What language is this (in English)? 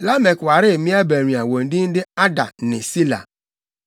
Akan